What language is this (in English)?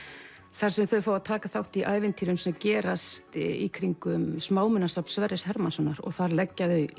Icelandic